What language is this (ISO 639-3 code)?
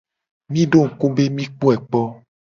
gej